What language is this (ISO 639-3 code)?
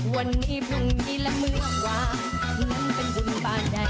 tha